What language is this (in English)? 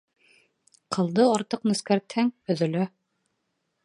Bashkir